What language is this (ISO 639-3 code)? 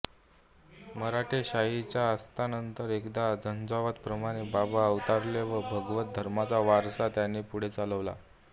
mar